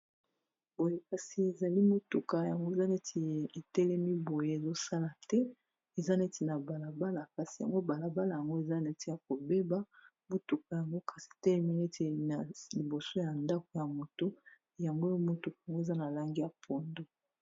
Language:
Lingala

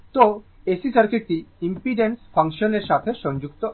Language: Bangla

